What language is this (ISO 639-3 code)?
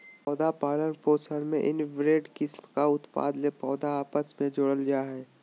mag